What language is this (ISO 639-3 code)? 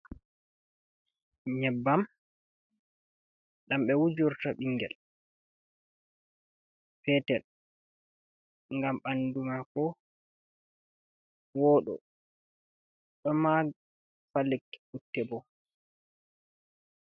ful